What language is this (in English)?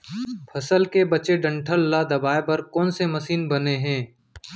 Chhattisgarhi